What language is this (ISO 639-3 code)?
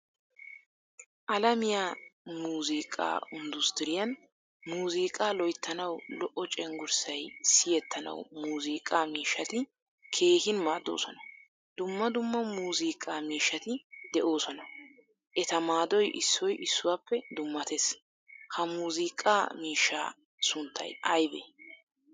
wal